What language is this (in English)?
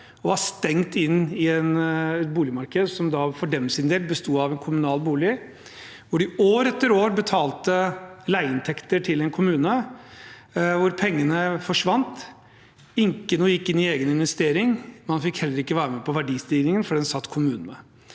Norwegian